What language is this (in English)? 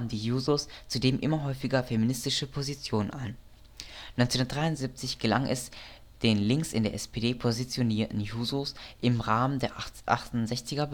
German